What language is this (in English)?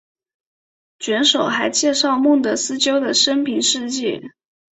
Chinese